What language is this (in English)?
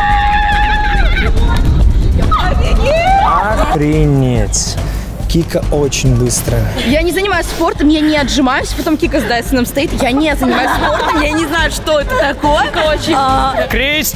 Russian